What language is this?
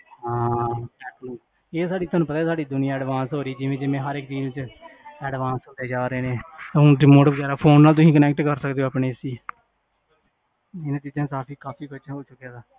Punjabi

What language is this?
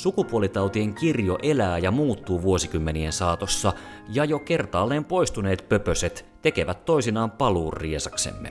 Finnish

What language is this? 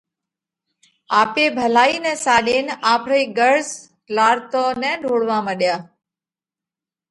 Parkari Koli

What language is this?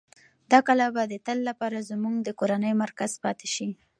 Pashto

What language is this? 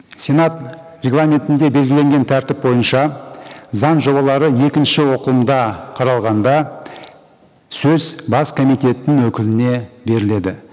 Kazakh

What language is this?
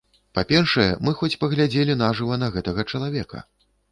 Belarusian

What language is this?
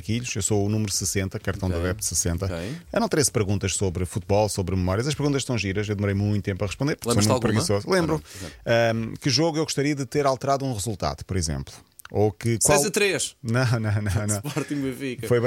Portuguese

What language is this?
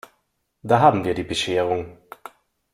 German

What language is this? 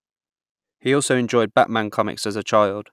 English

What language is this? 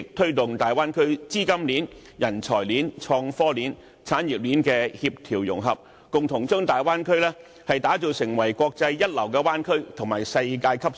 Cantonese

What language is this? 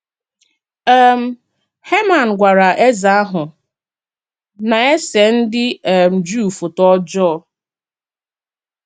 Igbo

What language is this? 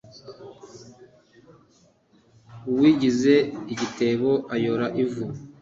Kinyarwanda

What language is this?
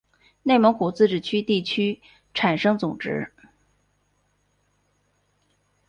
Chinese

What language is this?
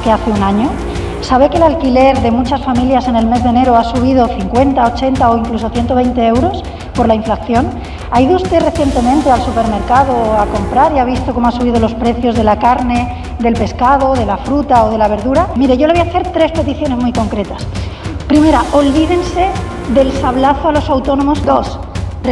Spanish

